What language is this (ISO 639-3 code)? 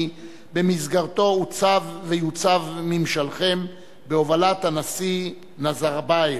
heb